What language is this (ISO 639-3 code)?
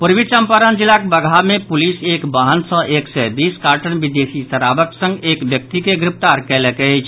mai